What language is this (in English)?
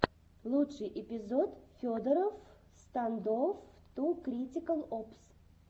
Russian